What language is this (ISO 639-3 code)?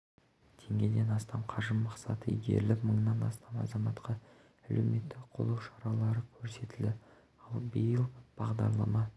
kaz